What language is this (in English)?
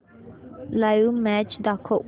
Marathi